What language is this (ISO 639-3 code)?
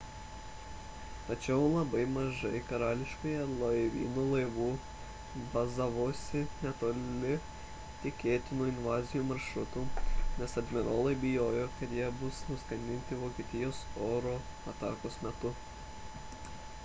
lit